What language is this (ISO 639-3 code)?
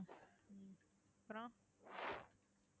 tam